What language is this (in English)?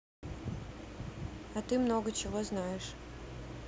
Russian